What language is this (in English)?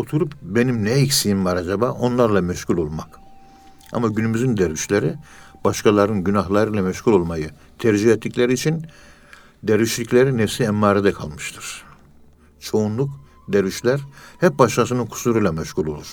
Turkish